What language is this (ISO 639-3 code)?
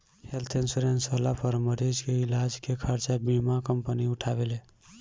bho